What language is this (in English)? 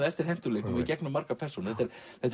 Icelandic